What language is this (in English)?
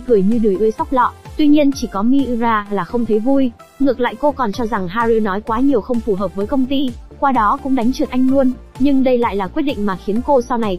Vietnamese